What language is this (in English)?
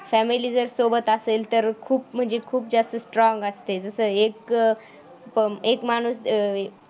Marathi